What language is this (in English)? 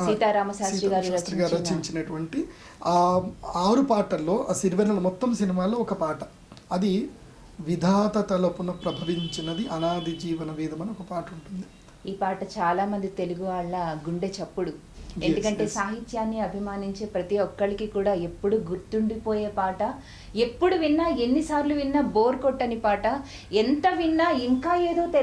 English